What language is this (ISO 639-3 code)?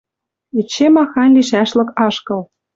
mrj